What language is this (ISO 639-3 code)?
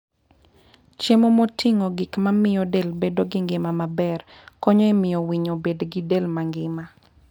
luo